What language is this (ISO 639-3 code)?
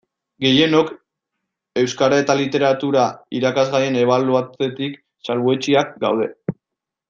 eus